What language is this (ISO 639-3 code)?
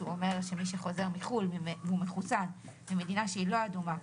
heb